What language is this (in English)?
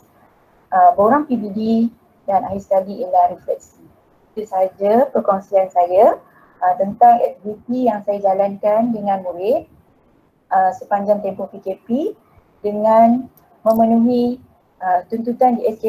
Malay